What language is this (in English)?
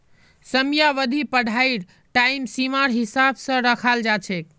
Magahi